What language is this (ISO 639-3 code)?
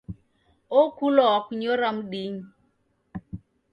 dav